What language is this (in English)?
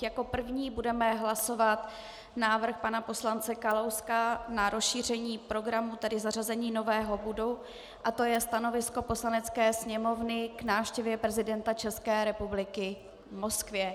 Czech